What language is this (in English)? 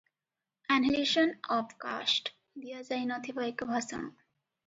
Odia